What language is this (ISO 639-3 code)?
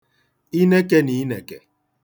ibo